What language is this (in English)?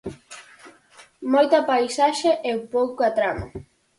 Galician